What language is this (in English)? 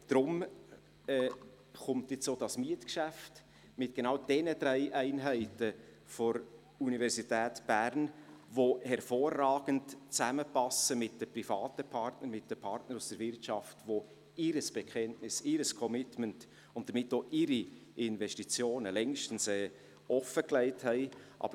Swiss German